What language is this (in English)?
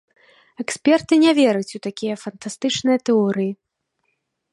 Belarusian